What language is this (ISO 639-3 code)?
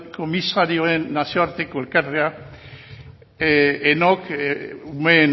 eus